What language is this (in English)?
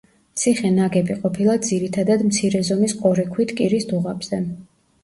Georgian